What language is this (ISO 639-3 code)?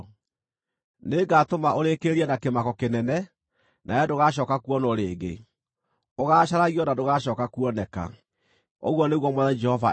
kik